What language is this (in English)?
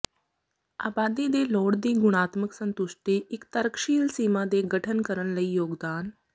Punjabi